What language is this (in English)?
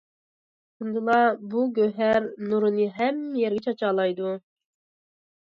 Uyghur